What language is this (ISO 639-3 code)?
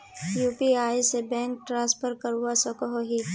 mag